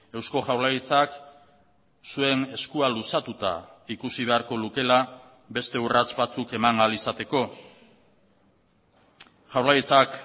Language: Basque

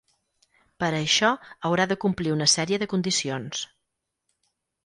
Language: Catalan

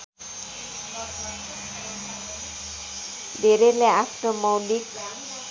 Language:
Nepali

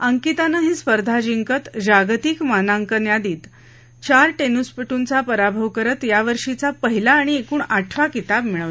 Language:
Marathi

